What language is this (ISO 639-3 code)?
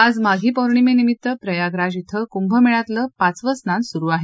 mar